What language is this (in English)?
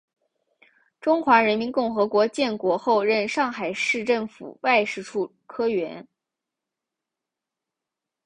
Chinese